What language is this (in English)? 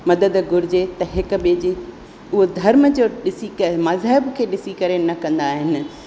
Sindhi